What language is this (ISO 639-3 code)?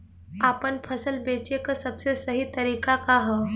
bho